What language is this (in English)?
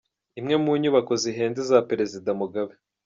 Kinyarwanda